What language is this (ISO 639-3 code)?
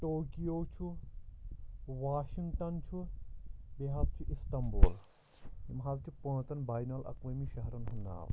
kas